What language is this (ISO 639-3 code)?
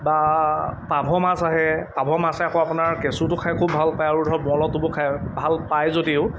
asm